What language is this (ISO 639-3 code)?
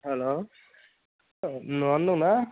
brx